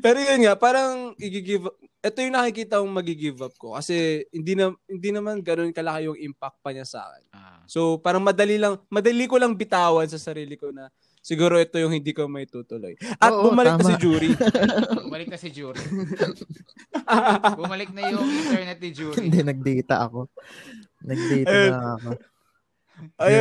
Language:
Filipino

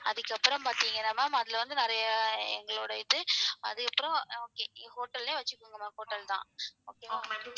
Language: Tamil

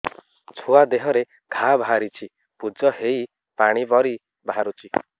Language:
Odia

